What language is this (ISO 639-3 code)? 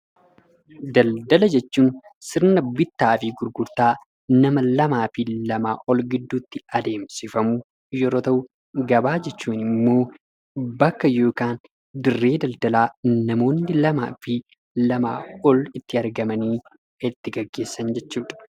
orm